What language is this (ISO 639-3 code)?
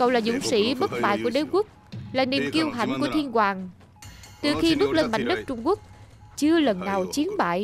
vie